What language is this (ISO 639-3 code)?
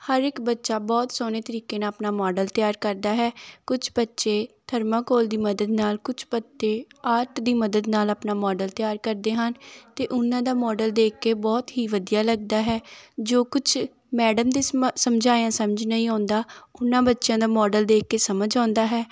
pan